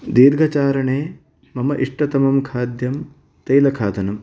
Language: Sanskrit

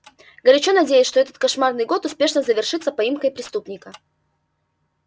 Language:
Russian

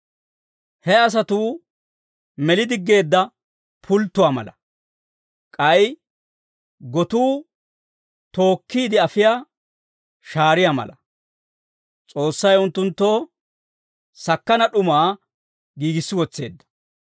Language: Dawro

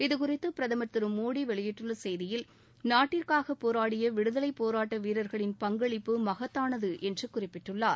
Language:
Tamil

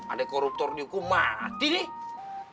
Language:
Indonesian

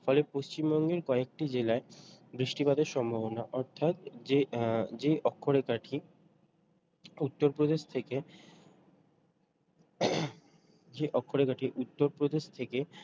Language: Bangla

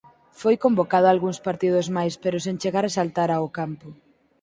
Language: Galician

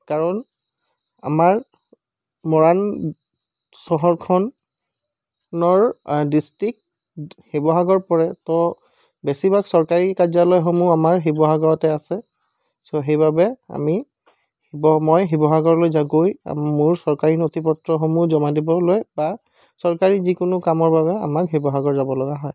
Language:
Assamese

